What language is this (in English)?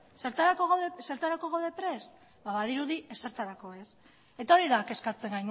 Basque